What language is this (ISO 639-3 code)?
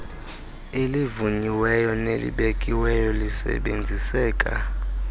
xho